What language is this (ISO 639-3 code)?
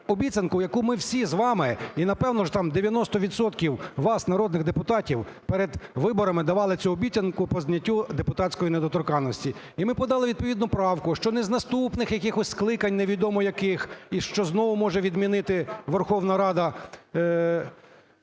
ukr